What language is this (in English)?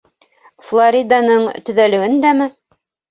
Bashkir